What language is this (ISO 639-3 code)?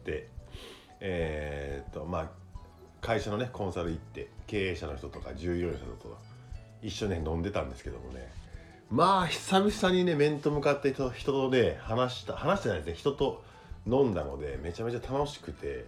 jpn